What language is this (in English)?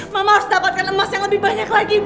Indonesian